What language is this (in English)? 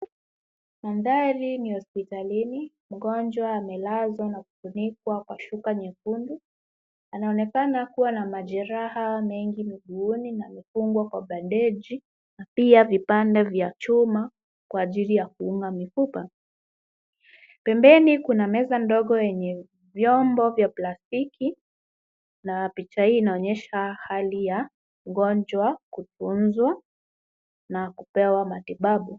Swahili